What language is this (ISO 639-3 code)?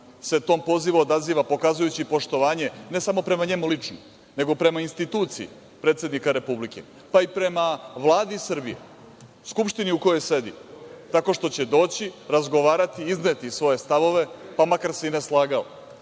srp